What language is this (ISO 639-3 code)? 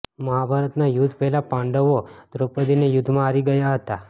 guj